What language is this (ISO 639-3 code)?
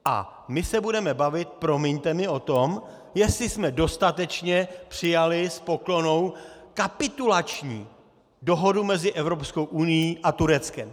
ces